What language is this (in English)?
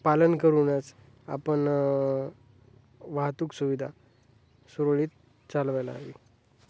Marathi